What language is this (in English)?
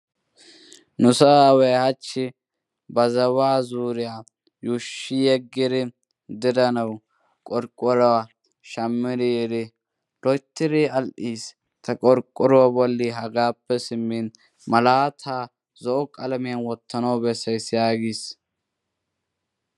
Wolaytta